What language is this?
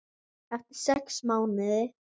Icelandic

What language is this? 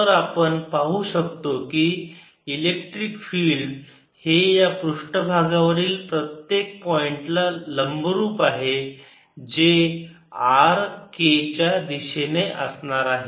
Marathi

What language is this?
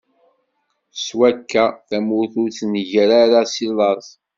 Kabyle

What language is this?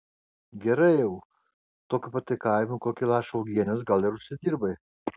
Lithuanian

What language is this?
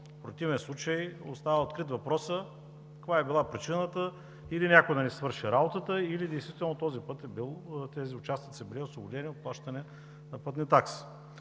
Bulgarian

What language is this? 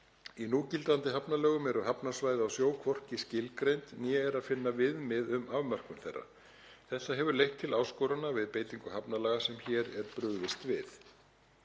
Icelandic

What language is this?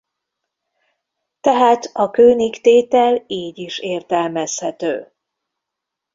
Hungarian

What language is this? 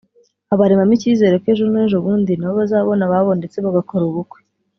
Kinyarwanda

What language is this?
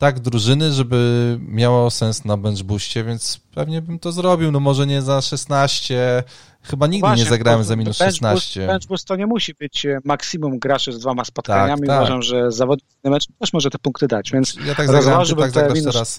Polish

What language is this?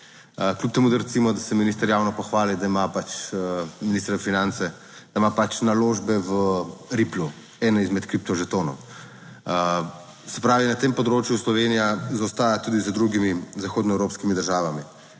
Slovenian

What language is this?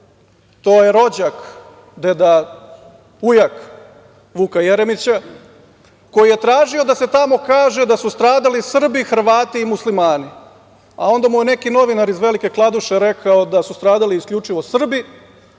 Serbian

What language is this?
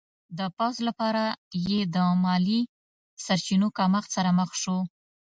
Pashto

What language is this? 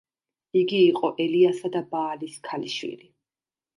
Georgian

